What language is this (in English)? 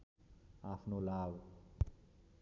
Nepali